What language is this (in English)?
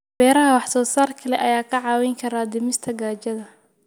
Somali